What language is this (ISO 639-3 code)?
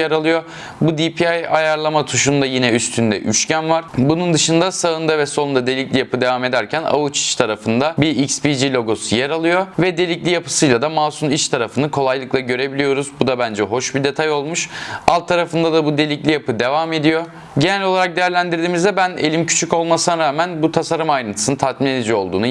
tur